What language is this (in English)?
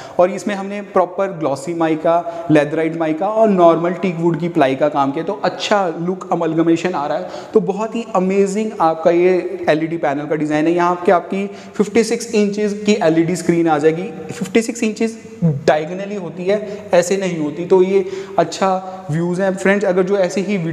Hindi